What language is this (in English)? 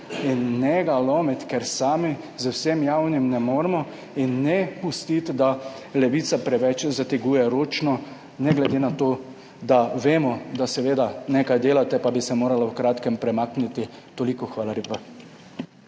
Slovenian